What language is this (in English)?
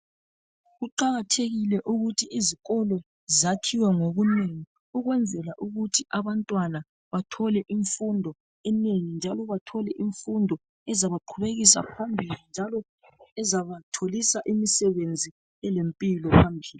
North Ndebele